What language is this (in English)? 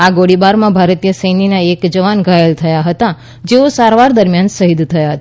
Gujarati